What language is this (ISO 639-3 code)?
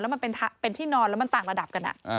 tha